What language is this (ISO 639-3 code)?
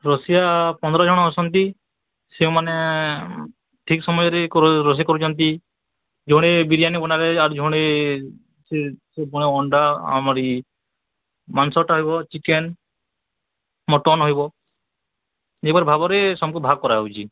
ori